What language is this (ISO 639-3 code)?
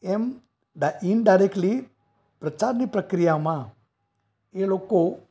guj